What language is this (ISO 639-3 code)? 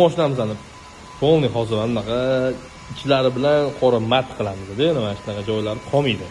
tur